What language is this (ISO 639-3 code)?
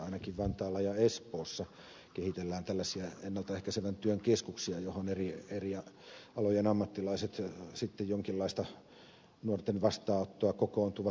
fin